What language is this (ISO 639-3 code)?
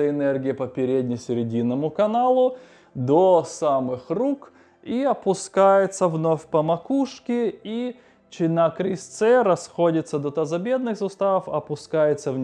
rus